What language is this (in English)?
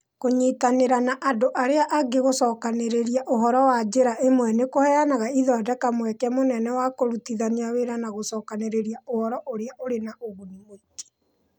Kikuyu